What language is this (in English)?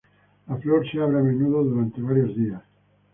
Spanish